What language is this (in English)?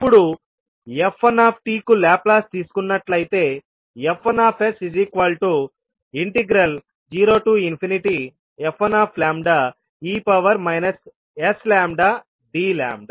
Telugu